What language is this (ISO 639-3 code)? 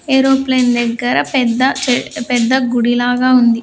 tel